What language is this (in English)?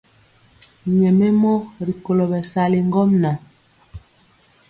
Mpiemo